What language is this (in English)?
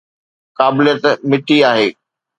Sindhi